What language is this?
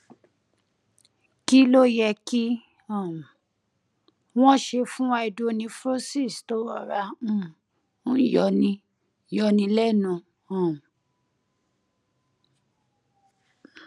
Yoruba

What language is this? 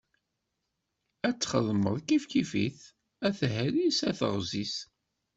Kabyle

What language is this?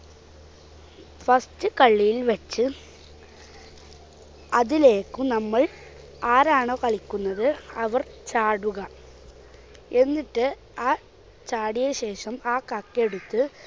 Malayalam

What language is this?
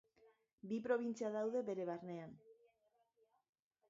Basque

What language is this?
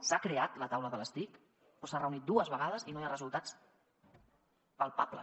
Catalan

